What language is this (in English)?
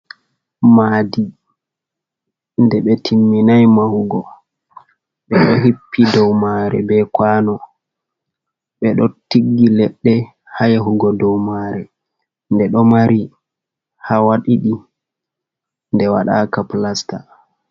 Fula